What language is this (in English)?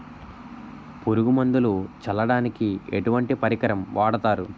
Telugu